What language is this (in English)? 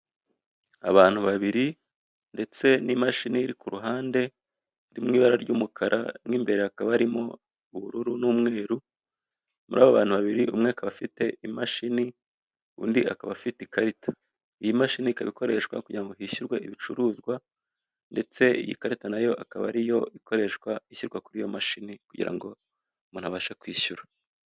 Kinyarwanda